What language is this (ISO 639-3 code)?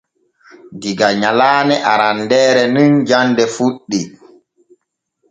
fue